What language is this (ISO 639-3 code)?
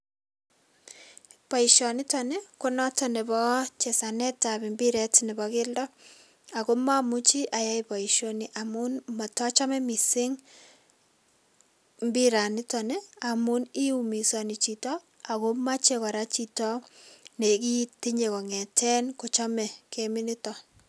kln